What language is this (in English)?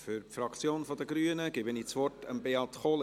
Swiss German